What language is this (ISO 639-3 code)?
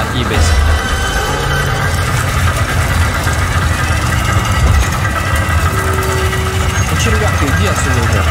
rus